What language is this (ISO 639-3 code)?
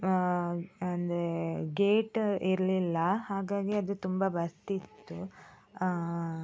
kan